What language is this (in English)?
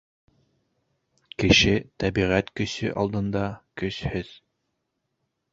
Bashkir